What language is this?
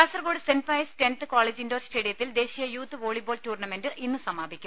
Malayalam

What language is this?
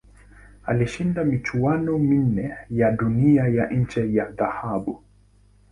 Swahili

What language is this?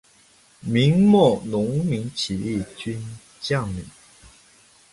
Chinese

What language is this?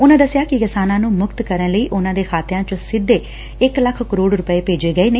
Punjabi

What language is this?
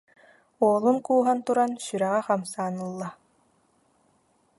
Yakut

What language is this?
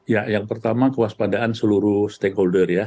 Indonesian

